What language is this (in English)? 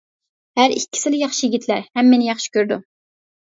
Uyghur